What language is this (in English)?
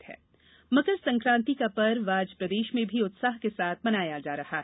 Hindi